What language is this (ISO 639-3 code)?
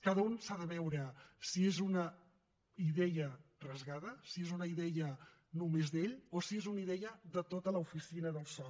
cat